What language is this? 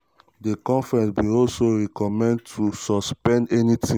Nigerian Pidgin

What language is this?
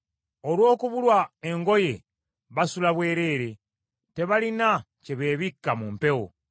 Ganda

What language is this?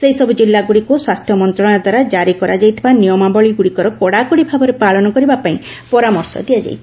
Odia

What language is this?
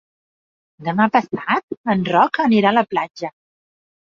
Catalan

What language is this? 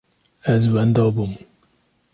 Kurdish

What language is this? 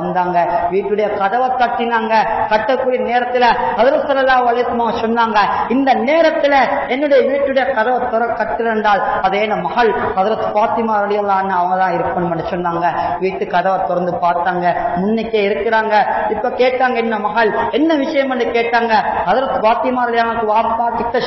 Arabic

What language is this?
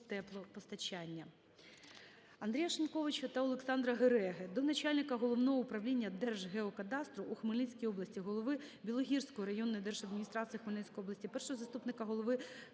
Ukrainian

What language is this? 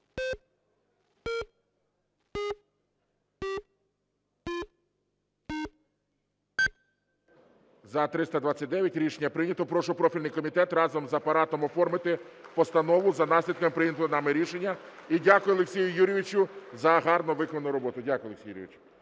Ukrainian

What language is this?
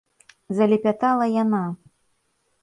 Belarusian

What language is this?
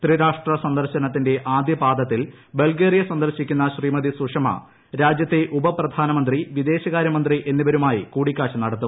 Malayalam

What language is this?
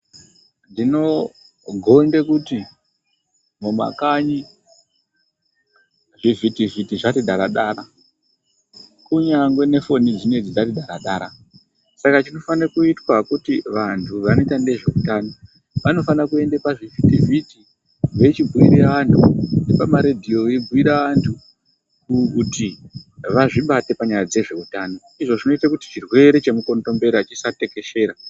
Ndau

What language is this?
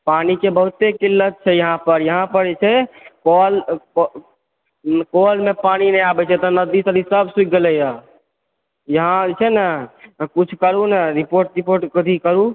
Maithili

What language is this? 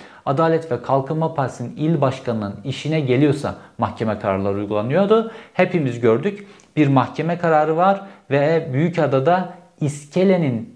Turkish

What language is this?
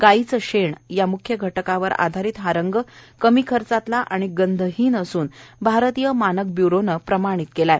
Marathi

